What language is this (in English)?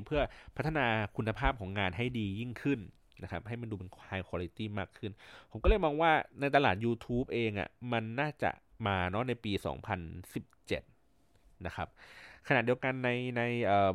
Thai